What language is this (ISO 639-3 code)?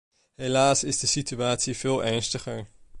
nld